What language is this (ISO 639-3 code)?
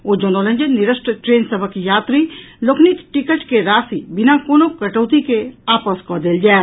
mai